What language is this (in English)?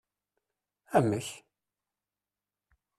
Kabyle